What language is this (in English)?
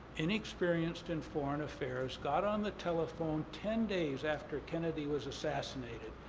English